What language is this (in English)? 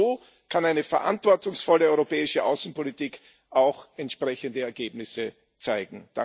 German